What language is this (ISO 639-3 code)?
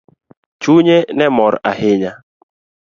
luo